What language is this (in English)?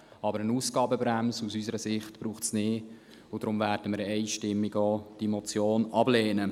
Swiss German